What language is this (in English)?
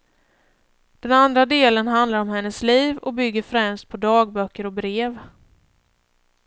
Swedish